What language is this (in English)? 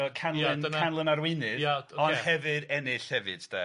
Welsh